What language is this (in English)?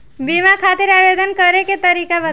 Bhojpuri